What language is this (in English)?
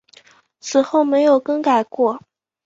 Chinese